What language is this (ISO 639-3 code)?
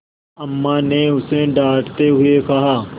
hin